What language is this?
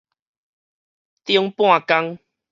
Min Nan Chinese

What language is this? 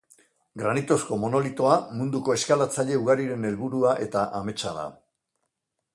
Basque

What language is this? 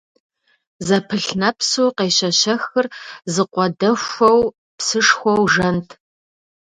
Kabardian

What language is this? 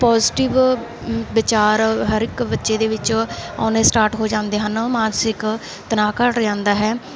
Punjabi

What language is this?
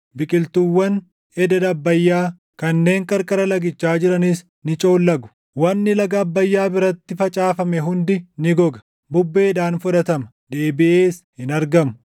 Oromo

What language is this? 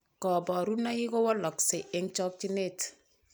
Kalenjin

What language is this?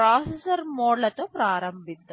Telugu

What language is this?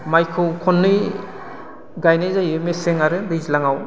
Bodo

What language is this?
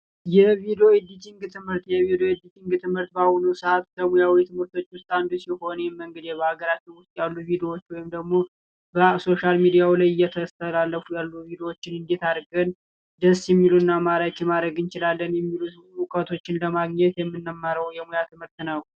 Amharic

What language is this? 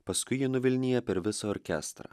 Lithuanian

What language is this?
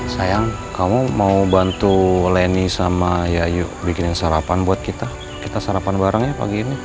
Indonesian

